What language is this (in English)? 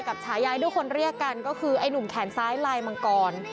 Thai